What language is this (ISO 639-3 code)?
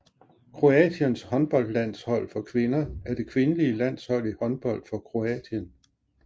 dan